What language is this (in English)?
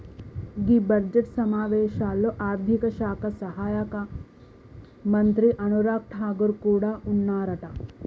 Telugu